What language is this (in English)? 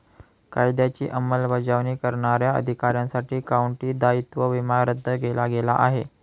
Marathi